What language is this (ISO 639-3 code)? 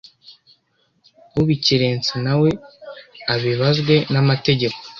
kin